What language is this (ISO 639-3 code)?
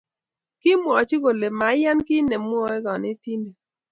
kln